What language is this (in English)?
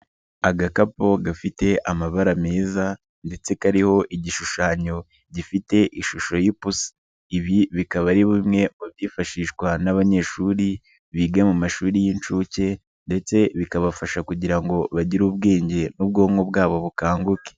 Kinyarwanda